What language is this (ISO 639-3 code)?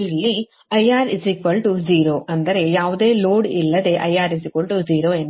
kan